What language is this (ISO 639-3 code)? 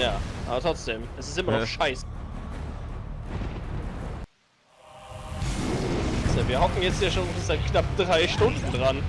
deu